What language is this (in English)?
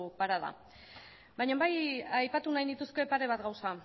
Basque